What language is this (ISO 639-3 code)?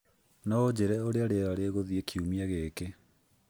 kik